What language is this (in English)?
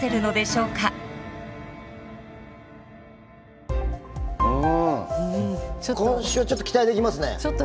Japanese